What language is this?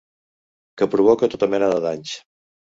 Catalan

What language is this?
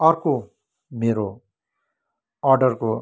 Nepali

